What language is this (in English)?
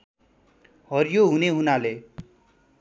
Nepali